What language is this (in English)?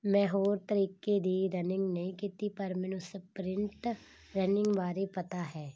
Punjabi